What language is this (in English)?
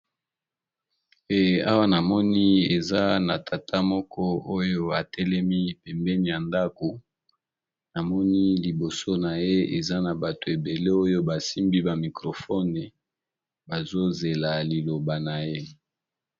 Lingala